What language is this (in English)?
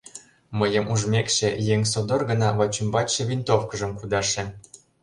Mari